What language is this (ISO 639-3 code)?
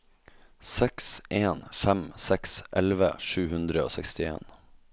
nor